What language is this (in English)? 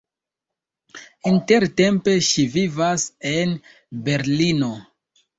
Esperanto